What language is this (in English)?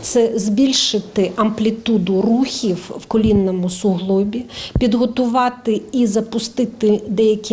Ukrainian